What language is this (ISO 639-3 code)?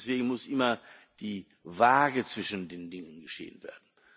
deu